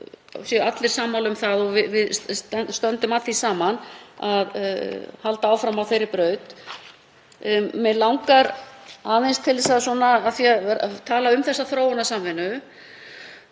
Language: Icelandic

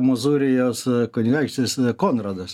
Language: Lithuanian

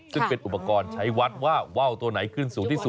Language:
Thai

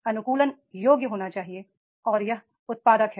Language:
Hindi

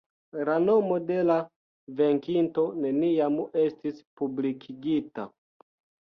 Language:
Esperanto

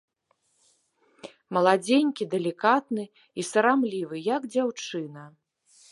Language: Belarusian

